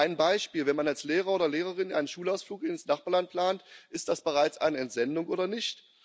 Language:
German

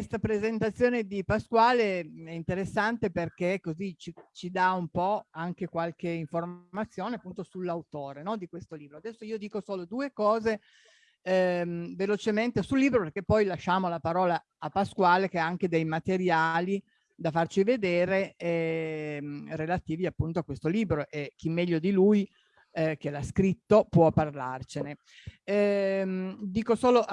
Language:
Italian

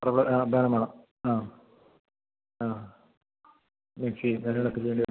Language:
Malayalam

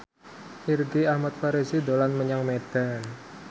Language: Javanese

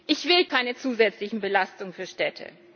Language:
German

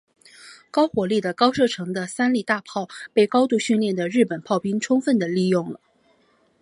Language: Chinese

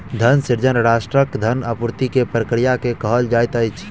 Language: Maithili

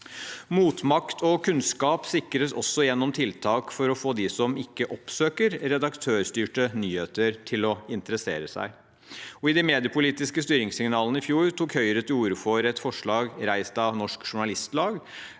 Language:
Norwegian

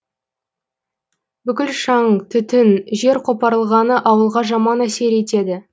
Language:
Kazakh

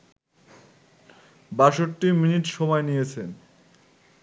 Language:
Bangla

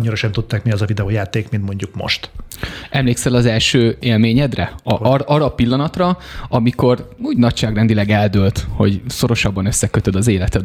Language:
Hungarian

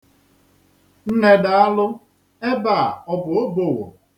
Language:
Igbo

